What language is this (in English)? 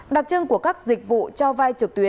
Vietnamese